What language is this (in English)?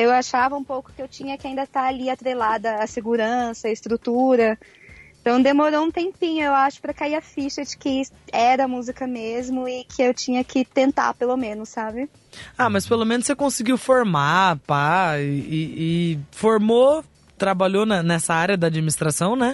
Portuguese